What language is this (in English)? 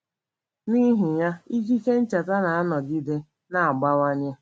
Igbo